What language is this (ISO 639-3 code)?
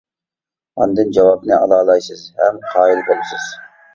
uig